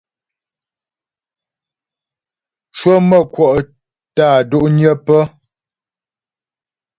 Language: Ghomala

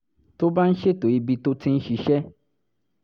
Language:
Yoruba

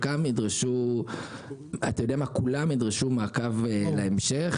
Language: Hebrew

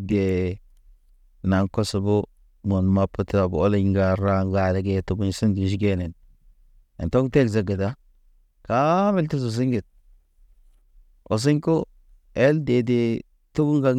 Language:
Naba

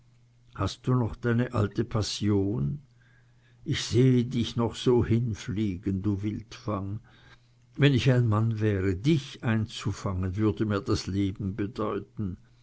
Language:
German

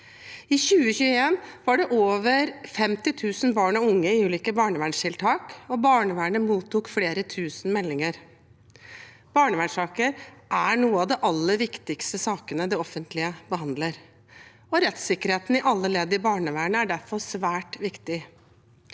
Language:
Norwegian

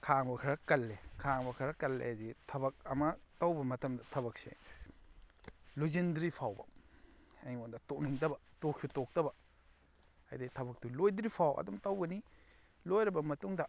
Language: Manipuri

